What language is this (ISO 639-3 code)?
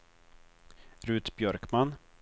swe